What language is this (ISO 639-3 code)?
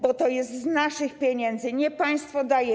pol